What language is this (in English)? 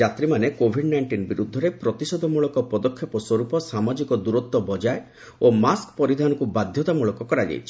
Odia